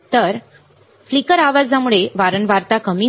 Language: Marathi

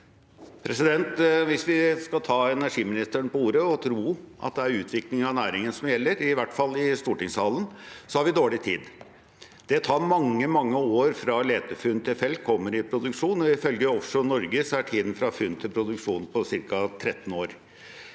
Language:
Norwegian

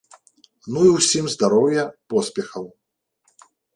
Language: Belarusian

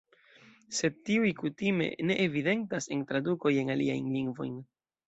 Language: Esperanto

